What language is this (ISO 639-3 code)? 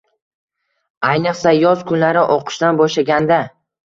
uzb